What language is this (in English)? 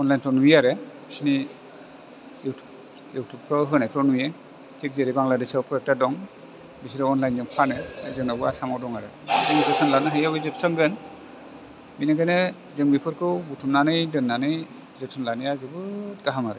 Bodo